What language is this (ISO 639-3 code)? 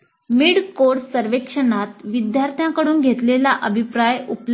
mar